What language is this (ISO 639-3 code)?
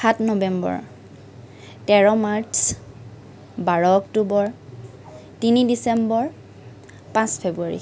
asm